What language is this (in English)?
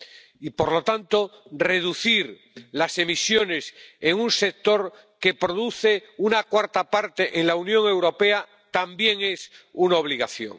Spanish